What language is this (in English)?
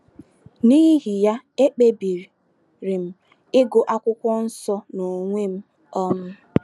Igbo